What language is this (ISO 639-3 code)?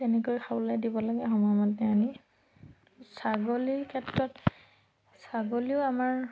asm